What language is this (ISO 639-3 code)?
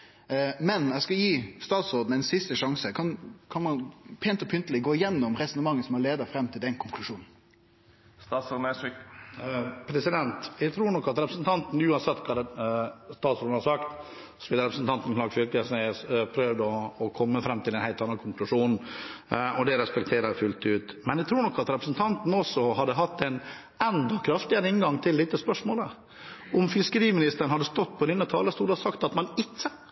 nor